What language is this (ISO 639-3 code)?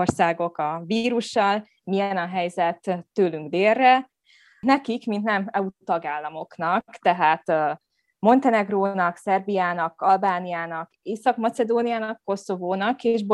hun